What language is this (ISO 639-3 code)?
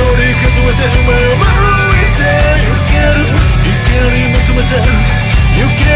fra